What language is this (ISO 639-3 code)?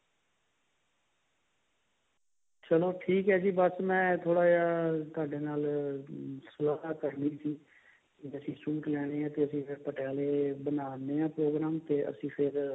pan